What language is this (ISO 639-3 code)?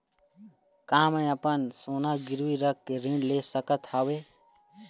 hne